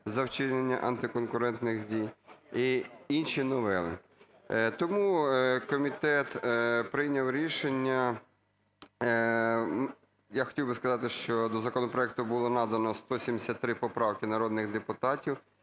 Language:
Ukrainian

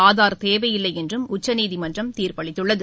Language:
Tamil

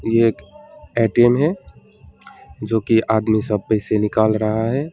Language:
Hindi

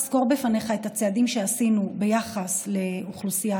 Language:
Hebrew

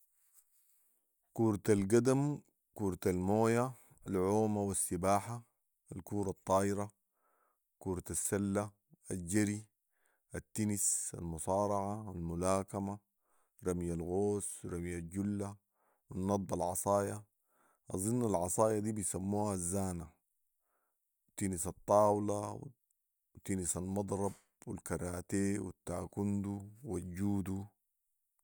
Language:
Sudanese Arabic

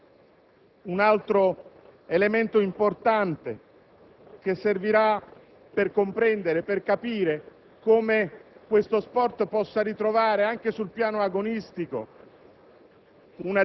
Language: Italian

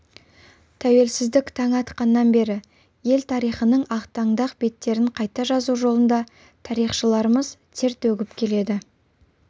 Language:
Kazakh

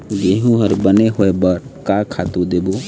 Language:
Chhattisgarhi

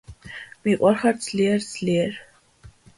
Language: Georgian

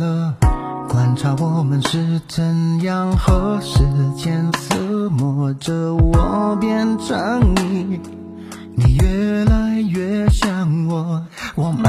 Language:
Chinese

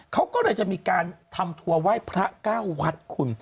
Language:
Thai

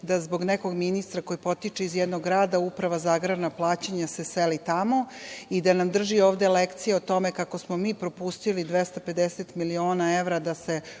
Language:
Serbian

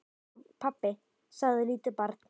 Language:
Icelandic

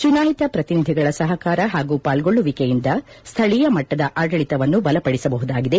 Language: Kannada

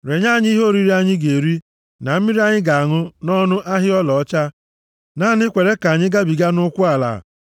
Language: Igbo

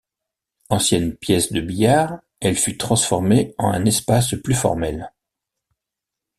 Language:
French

